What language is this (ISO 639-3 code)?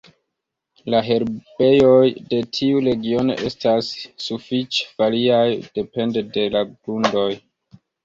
epo